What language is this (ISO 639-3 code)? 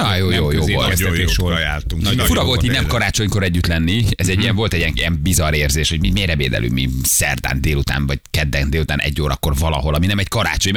hun